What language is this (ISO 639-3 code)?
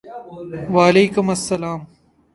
urd